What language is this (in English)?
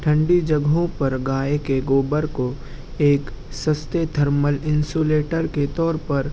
Urdu